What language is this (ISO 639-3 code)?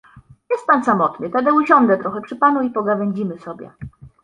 pol